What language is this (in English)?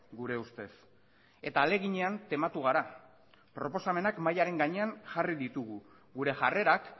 Basque